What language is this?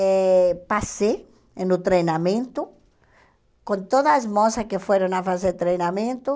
Portuguese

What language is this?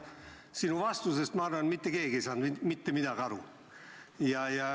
Estonian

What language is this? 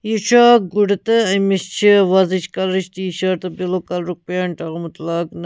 Kashmiri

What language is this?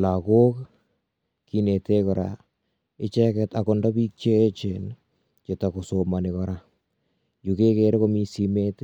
Kalenjin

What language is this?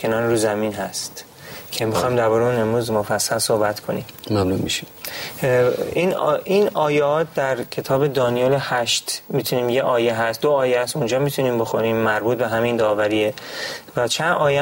Persian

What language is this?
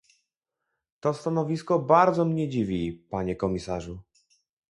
Polish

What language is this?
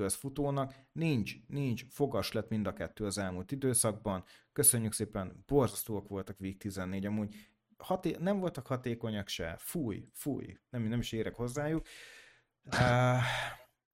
Hungarian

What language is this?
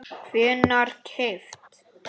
Icelandic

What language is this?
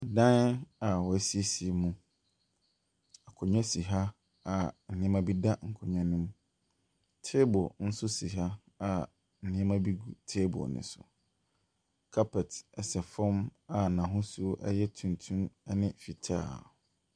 Akan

